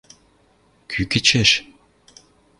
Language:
Western Mari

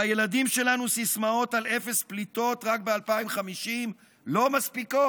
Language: Hebrew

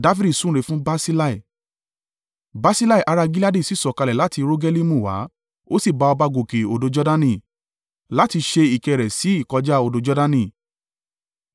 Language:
Yoruba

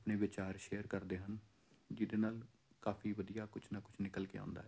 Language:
Punjabi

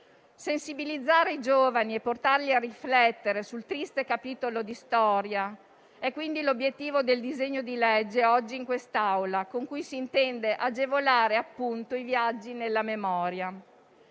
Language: Italian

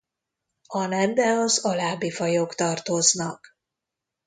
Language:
Hungarian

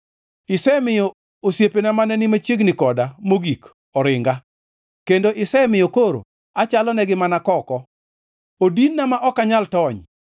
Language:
Luo (Kenya and Tanzania)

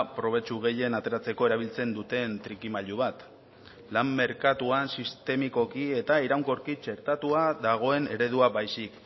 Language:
Basque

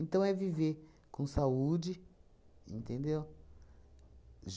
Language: Portuguese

